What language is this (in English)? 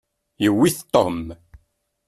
Kabyle